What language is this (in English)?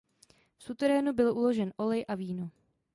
Czech